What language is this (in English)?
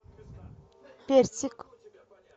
Russian